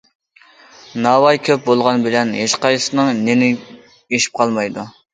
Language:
Uyghur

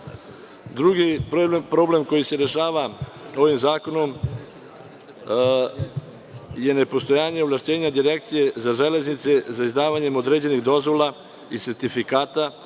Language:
Serbian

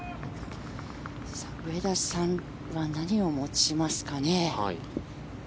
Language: Japanese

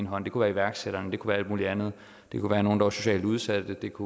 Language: Danish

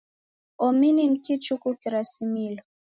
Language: Taita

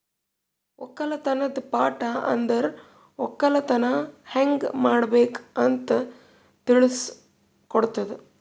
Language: Kannada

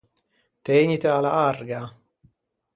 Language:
Ligurian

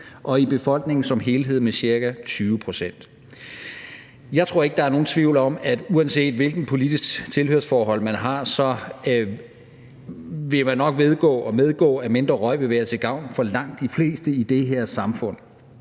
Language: Danish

